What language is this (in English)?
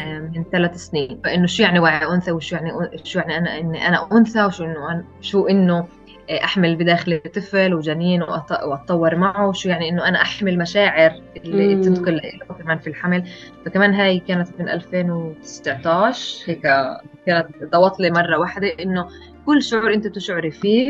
Arabic